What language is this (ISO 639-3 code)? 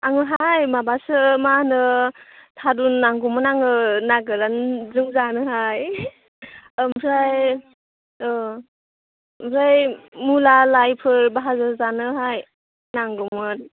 brx